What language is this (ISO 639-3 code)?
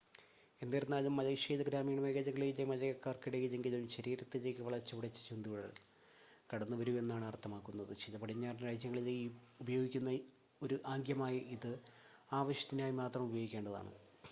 mal